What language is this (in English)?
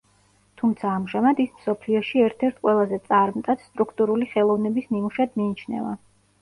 Georgian